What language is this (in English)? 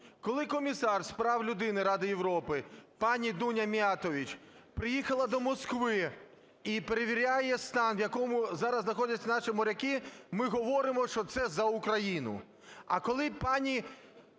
Ukrainian